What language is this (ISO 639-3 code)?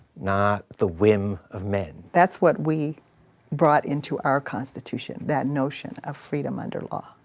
eng